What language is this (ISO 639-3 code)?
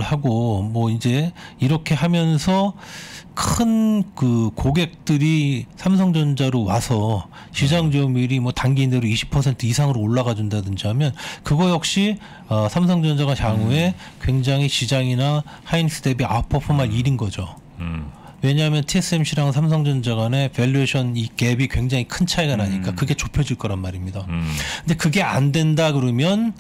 kor